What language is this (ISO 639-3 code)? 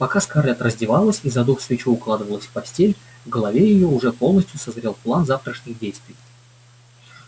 rus